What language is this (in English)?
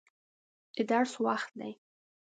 Pashto